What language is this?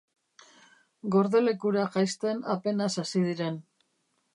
Basque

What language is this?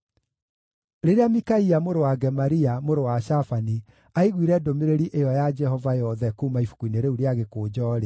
Kikuyu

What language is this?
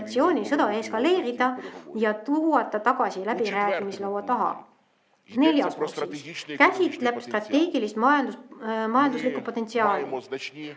Estonian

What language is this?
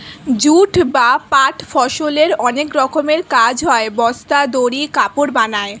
Bangla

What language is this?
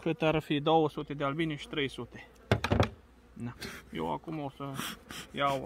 Romanian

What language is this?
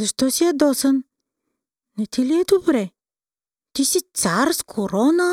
Bulgarian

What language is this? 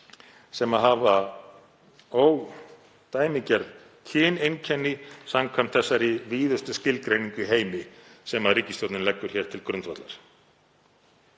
Icelandic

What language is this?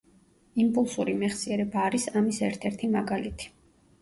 Georgian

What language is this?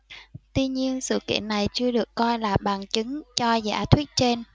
Vietnamese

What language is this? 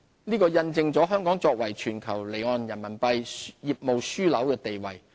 Cantonese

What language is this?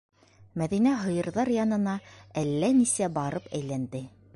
Bashkir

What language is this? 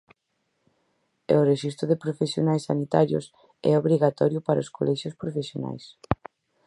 Galician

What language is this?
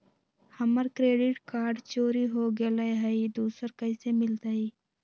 Magahi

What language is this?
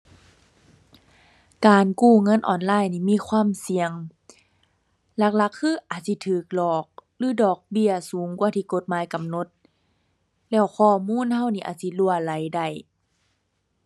Thai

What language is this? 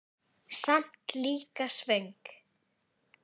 Icelandic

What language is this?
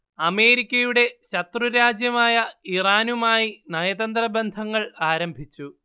Malayalam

